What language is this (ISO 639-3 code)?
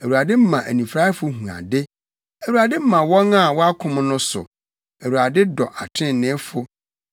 aka